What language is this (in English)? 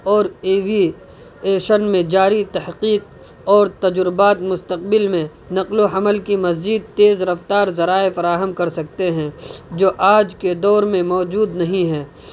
Urdu